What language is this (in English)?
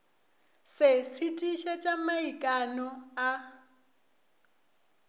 Northern Sotho